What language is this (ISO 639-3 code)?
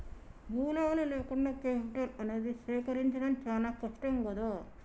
tel